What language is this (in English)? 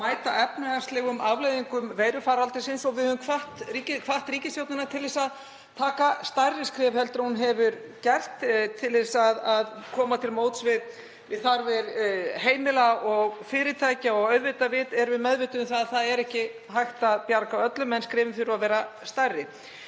Icelandic